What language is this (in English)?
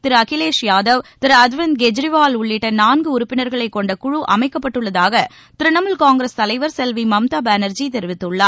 Tamil